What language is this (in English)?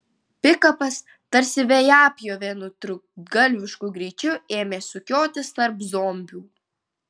Lithuanian